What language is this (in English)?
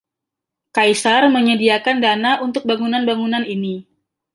Indonesian